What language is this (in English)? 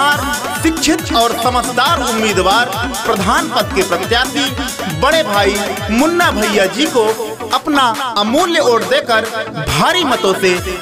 Hindi